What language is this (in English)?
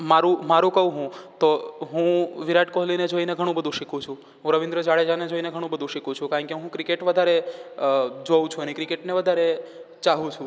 Gujarati